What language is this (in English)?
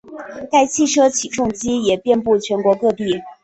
Chinese